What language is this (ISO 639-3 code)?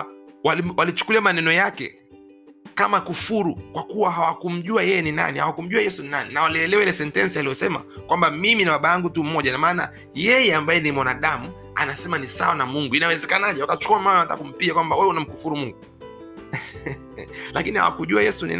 swa